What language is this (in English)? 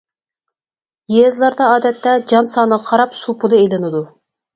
Uyghur